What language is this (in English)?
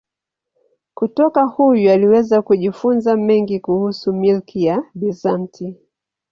Swahili